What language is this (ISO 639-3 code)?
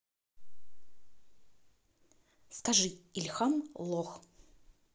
rus